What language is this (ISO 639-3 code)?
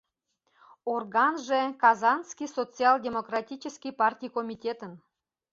chm